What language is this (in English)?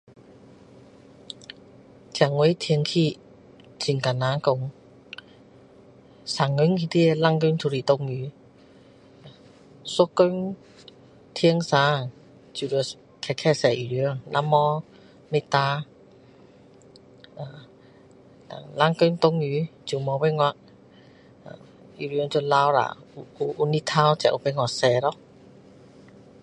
Min Dong Chinese